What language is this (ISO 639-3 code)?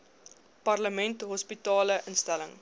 afr